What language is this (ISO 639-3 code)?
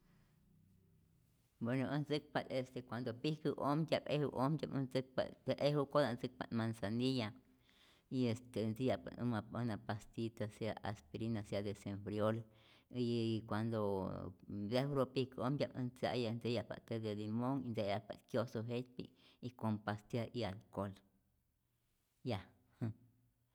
zor